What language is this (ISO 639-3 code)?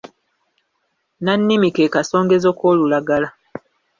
lug